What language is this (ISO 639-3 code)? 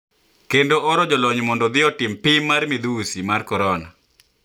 luo